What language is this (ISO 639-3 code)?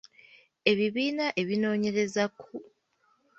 lug